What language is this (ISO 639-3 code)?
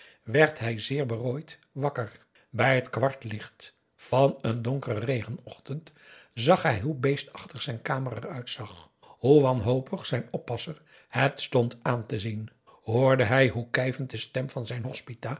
nld